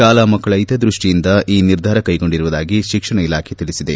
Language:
Kannada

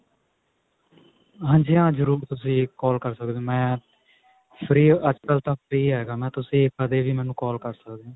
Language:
Punjabi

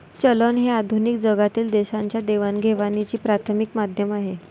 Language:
Marathi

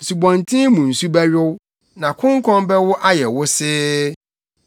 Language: Akan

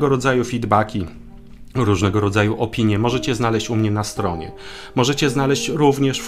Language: Polish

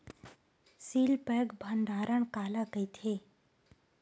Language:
Chhattisgarhi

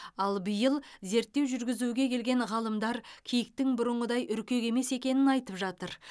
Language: Kazakh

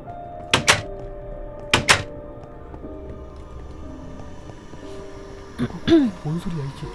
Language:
Korean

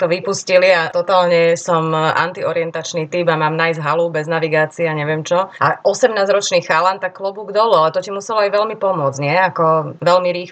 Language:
Slovak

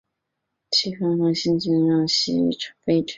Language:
Chinese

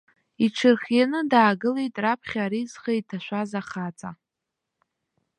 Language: Abkhazian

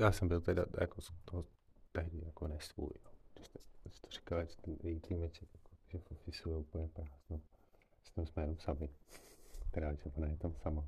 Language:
Czech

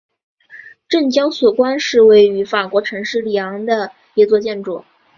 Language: Chinese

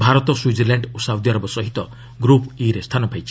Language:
Odia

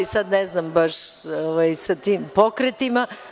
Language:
Serbian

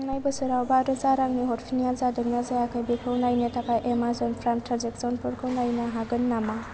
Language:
Bodo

